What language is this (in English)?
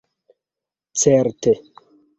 Esperanto